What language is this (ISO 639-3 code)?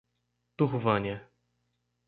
por